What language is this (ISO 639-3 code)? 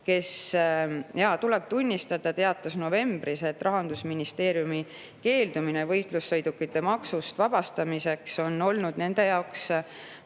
est